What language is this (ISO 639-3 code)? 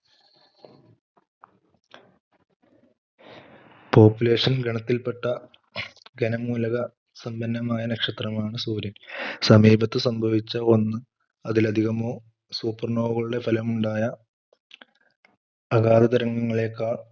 mal